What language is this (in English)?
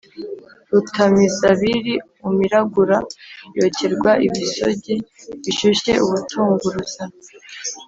Kinyarwanda